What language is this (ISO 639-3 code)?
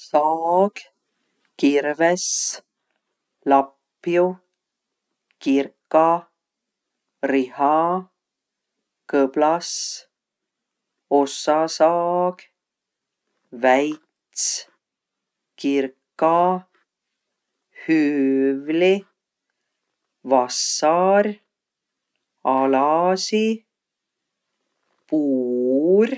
vro